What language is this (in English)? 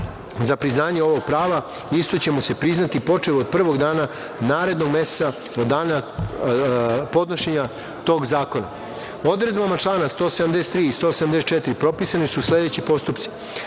Serbian